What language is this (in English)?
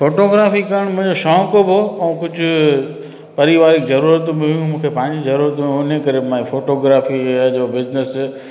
Sindhi